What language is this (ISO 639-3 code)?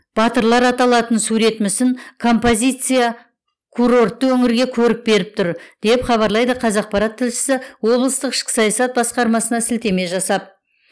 kaz